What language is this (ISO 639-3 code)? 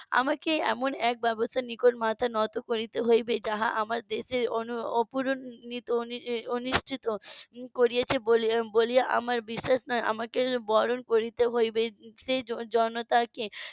ben